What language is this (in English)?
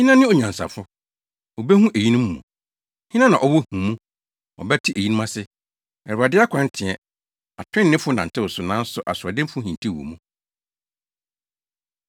Akan